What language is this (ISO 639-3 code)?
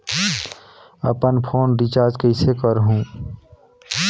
hne